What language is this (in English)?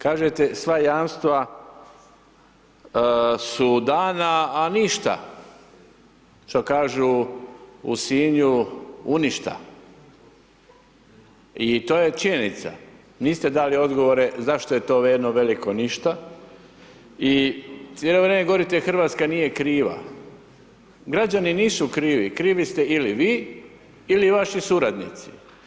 Croatian